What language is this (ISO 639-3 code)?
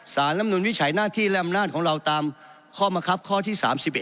tha